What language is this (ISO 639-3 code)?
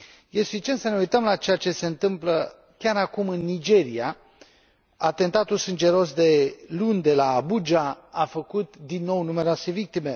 ron